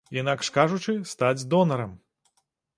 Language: Belarusian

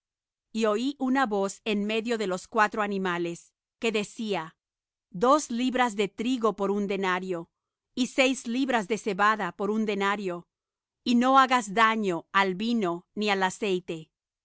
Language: Spanish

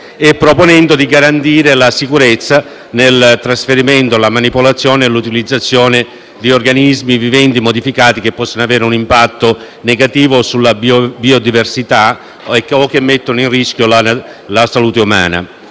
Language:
Italian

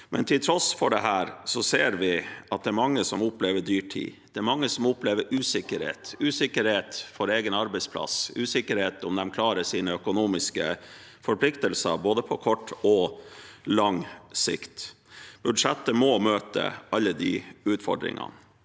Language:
Norwegian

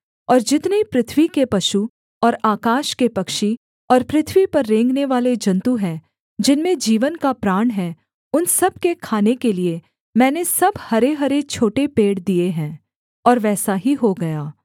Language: Hindi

